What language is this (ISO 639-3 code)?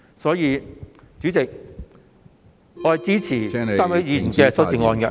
yue